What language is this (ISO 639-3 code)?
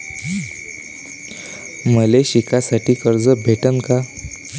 mar